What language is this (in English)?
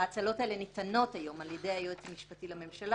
Hebrew